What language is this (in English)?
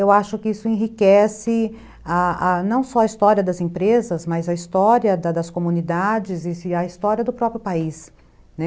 Portuguese